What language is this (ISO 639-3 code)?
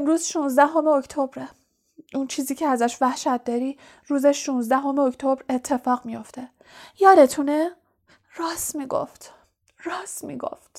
fas